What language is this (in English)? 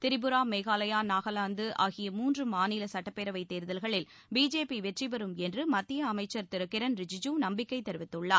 Tamil